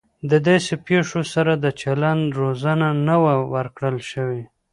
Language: Pashto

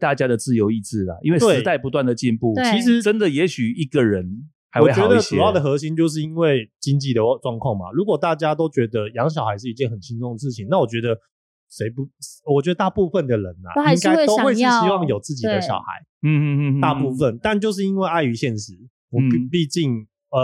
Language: Chinese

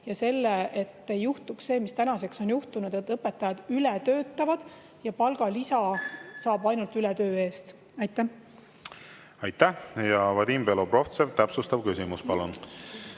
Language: Estonian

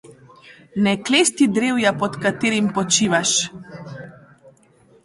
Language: Slovenian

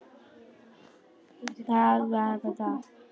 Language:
Icelandic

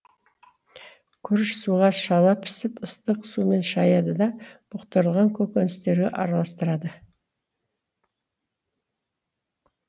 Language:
Kazakh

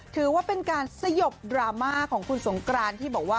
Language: Thai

